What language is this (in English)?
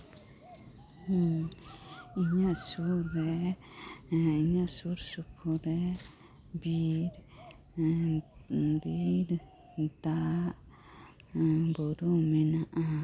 Santali